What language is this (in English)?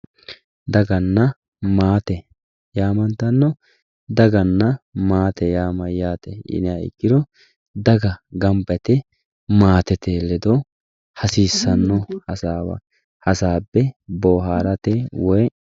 Sidamo